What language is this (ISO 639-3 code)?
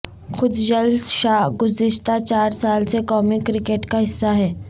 urd